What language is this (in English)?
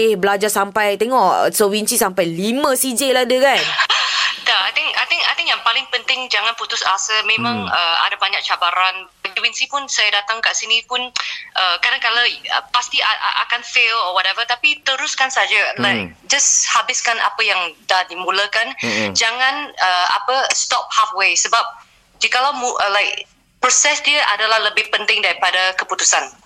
Malay